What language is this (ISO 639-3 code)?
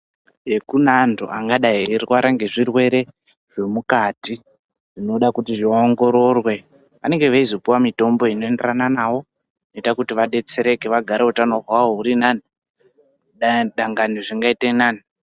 ndc